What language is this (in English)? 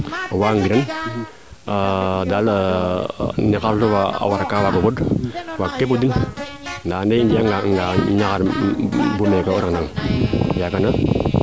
Serer